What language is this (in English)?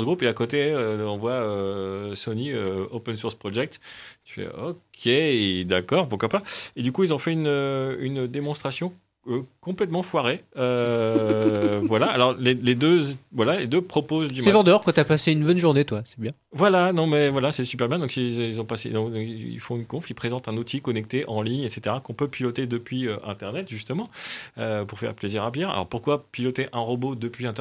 French